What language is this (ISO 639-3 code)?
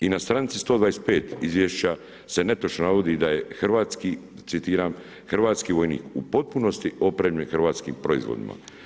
hrv